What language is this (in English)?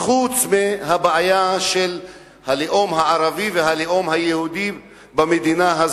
Hebrew